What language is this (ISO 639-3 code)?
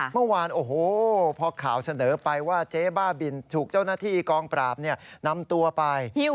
tha